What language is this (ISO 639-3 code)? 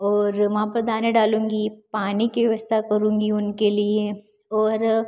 hin